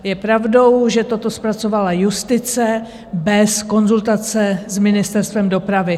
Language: Czech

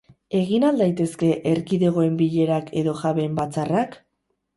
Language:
Basque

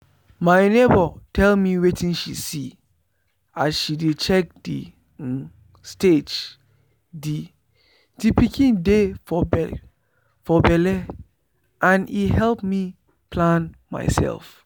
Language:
Nigerian Pidgin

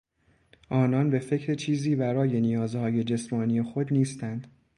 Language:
Persian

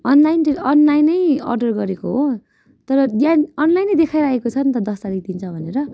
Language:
Nepali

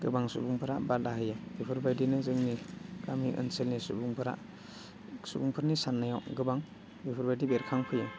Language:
Bodo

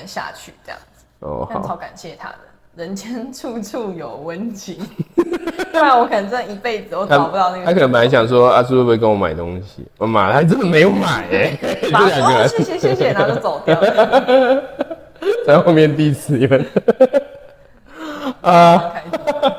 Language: Chinese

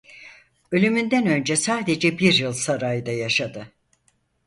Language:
Turkish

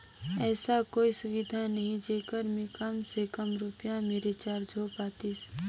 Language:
Chhattisgarhi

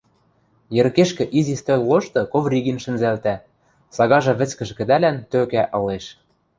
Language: Western Mari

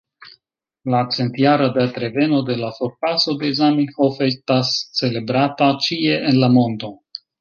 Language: Esperanto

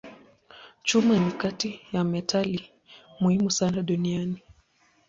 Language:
Swahili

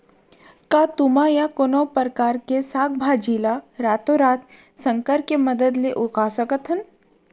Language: Chhattisgarhi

